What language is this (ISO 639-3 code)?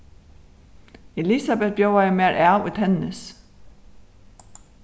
fao